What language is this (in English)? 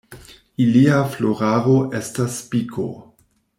Esperanto